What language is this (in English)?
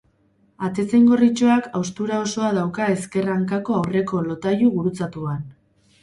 Basque